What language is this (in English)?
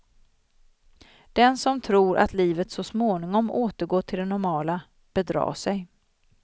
Swedish